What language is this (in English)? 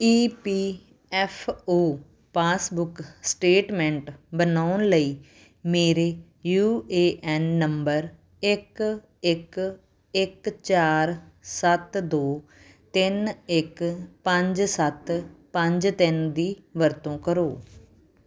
Punjabi